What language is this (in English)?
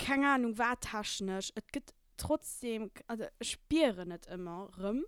German